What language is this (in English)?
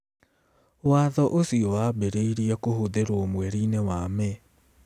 Kikuyu